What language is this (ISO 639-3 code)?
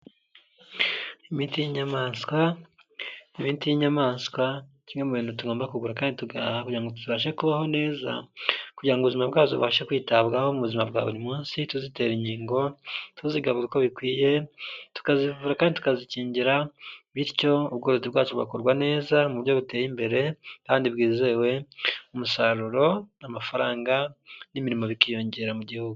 kin